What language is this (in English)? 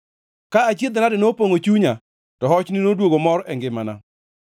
Luo (Kenya and Tanzania)